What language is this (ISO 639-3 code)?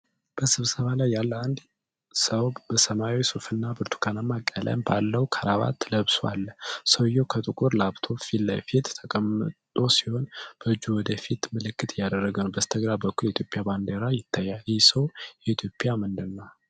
amh